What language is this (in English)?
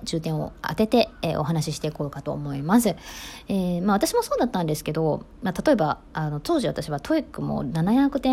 Japanese